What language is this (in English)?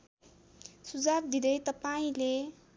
Nepali